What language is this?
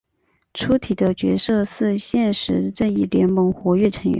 Chinese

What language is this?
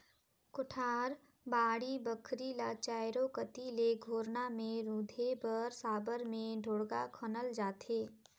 Chhattisgarhi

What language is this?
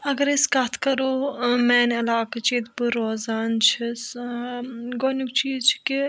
Kashmiri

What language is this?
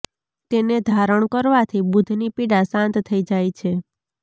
Gujarati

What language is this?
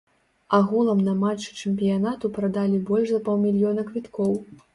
Belarusian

